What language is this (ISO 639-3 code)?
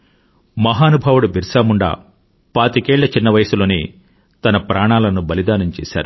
tel